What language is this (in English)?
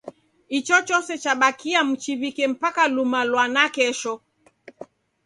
Taita